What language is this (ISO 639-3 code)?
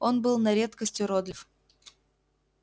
rus